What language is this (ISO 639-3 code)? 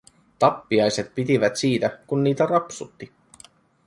fin